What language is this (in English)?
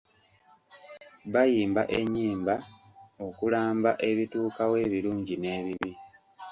Ganda